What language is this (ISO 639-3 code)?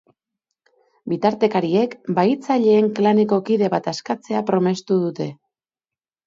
eus